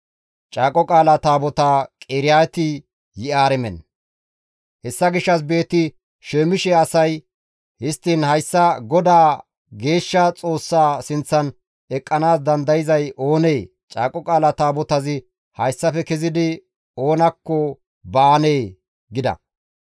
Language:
Gamo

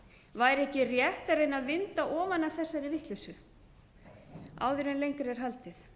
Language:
Icelandic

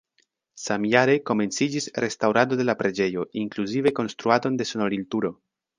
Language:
Esperanto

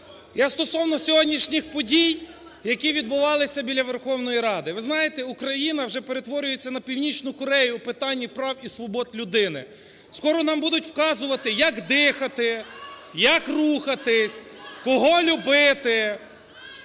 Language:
Ukrainian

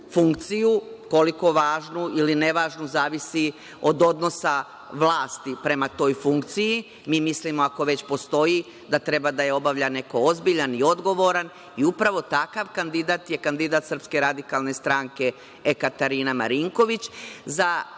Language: Serbian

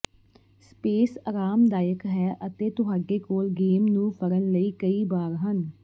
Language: Punjabi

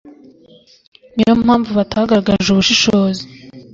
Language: Kinyarwanda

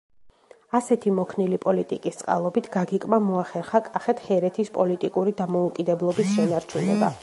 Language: Georgian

